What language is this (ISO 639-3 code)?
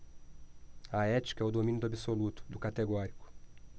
por